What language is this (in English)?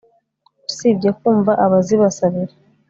Kinyarwanda